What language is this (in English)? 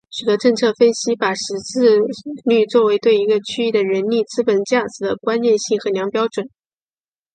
Chinese